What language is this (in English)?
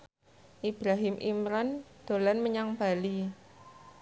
Javanese